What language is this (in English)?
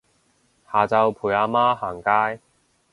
Cantonese